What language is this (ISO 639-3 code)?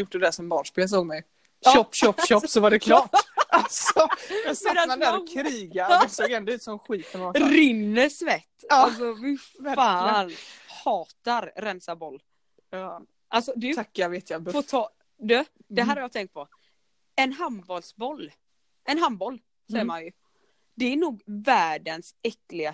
swe